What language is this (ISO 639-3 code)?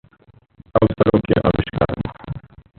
hin